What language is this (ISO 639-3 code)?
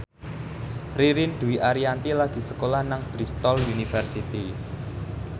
jav